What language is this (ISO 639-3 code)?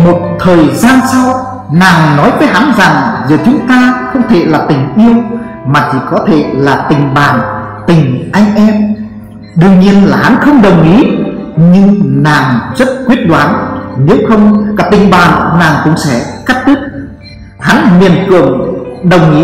vie